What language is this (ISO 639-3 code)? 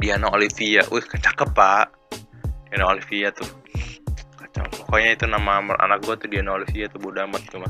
ind